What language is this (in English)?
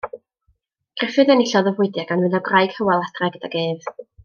Welsh